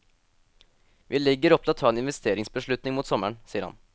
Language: Norwegian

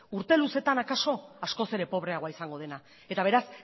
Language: Basque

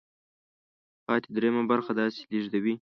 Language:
Pashto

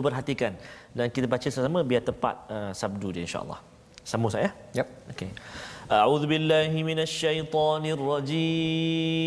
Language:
Malay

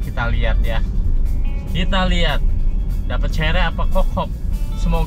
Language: Indonesian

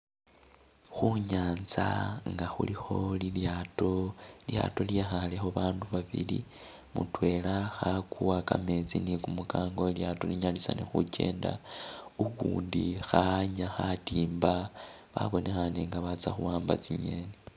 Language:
Masaaba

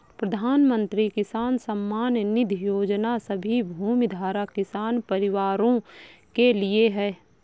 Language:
Hindi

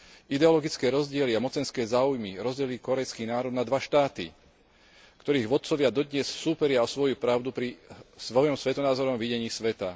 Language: Slovak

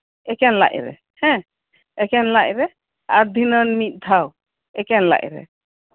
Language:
Santali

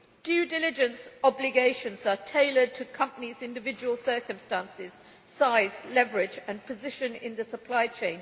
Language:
English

